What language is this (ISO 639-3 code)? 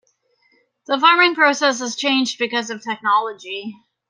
eng